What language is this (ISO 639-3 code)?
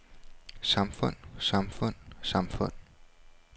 dan